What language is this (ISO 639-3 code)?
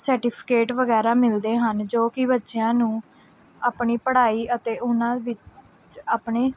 pan